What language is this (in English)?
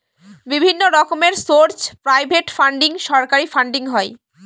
Bangla